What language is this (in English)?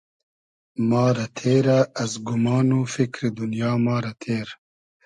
Hazaragi